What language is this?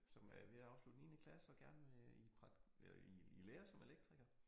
Danish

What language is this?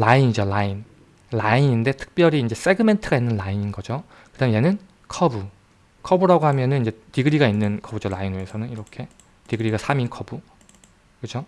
Korean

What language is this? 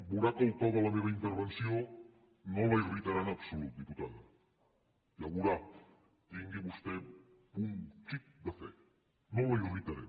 Catalan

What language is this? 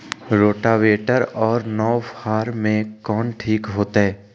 Magahi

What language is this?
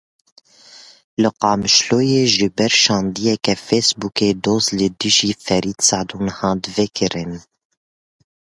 Kurdish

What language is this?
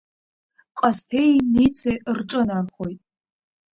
Abkhazian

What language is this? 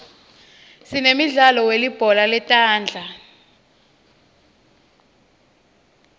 Swati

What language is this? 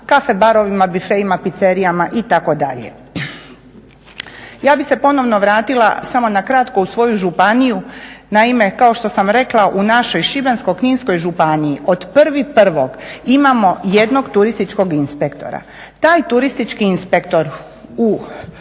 Croatian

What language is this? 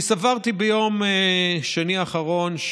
Hebrew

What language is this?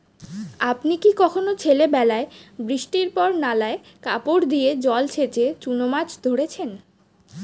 Bangla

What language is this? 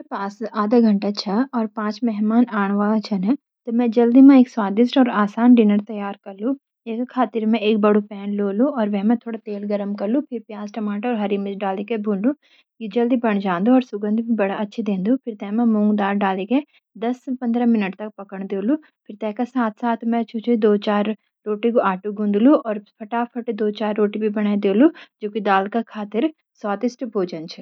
Garhwali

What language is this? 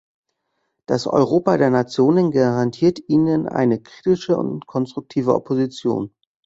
German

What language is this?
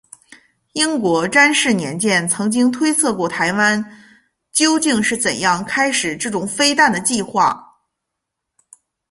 Chinese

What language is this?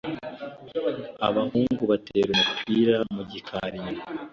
Kinyarwanda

